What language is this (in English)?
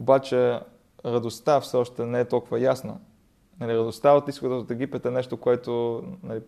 Bulgarian